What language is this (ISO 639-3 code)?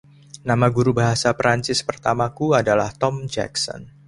ind